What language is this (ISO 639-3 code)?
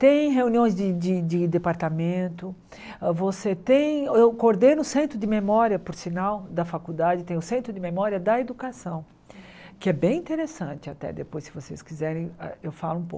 por